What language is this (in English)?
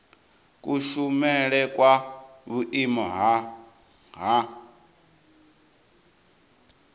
Venda